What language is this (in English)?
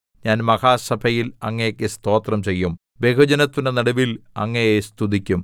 Malayalam